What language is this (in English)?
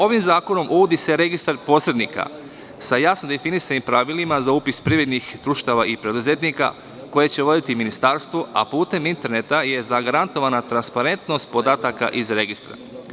Serbian